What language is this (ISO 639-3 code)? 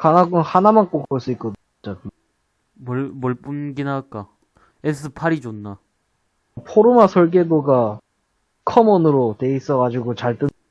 kor